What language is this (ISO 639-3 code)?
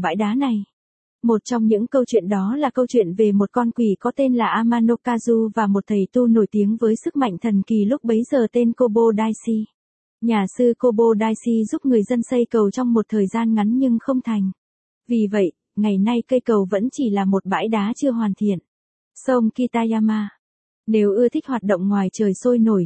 vie